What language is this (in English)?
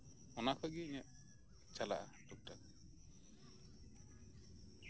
Santali